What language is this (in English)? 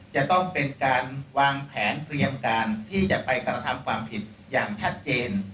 Thai